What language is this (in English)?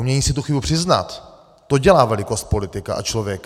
Czech